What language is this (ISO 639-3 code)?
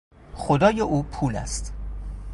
fas